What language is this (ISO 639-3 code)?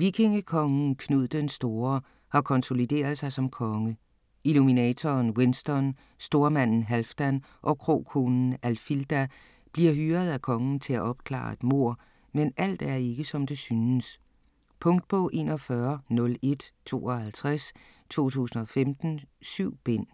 dan